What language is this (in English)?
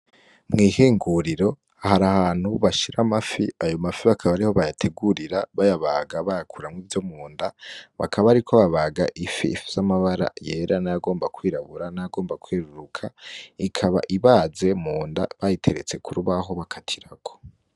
Rundi